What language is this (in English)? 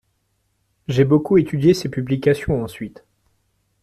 French